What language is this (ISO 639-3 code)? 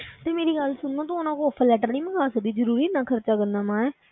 pan